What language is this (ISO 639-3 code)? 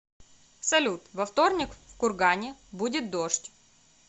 rus